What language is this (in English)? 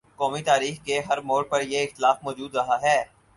Urdu